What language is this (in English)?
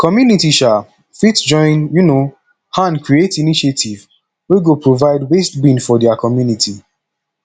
Nigerian Pidgin